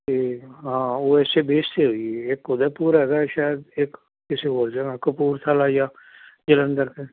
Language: Punjabi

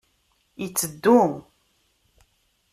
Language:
Kabyle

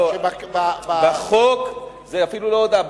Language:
Hebrew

